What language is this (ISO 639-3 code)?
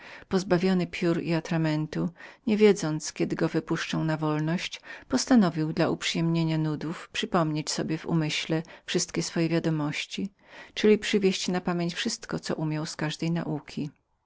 pol